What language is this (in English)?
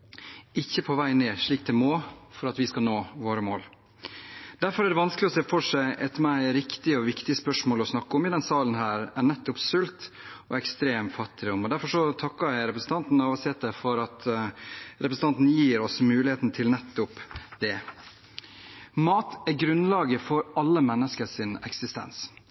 Norwegian Bokmål